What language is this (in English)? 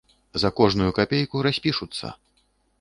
Belarusian